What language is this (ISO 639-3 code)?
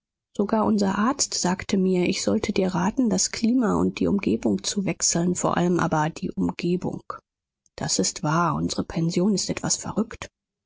deu